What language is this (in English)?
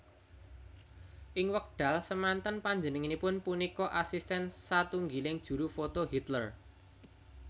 Javanese